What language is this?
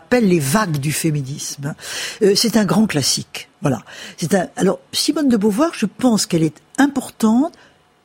French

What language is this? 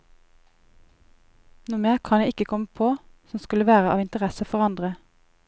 Norwegian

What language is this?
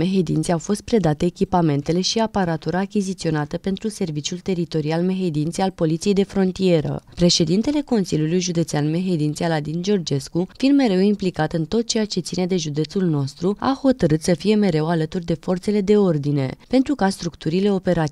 Romanian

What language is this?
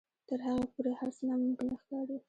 Pashto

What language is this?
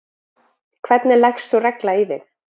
Icelandic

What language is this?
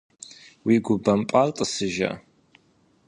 Kabardian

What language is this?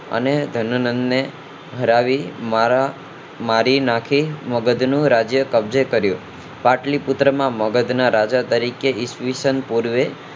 Gujarati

